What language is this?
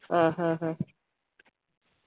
Malayalam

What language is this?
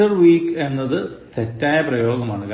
Malayalam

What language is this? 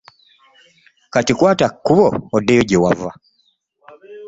Ganda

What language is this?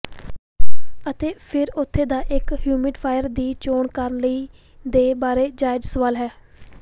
Punjabi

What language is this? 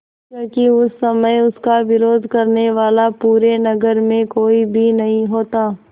Hindi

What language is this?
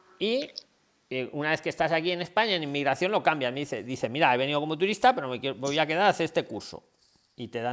Spanish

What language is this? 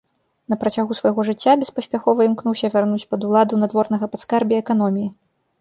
Belarusian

